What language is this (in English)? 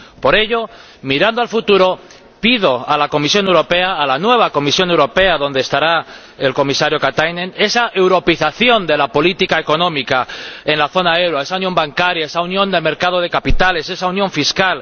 Spanish